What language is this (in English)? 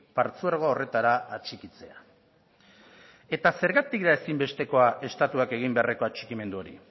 Basque